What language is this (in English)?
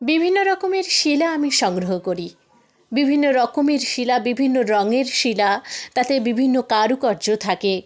Bangla